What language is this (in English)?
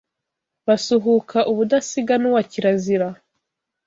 Kinyarwanda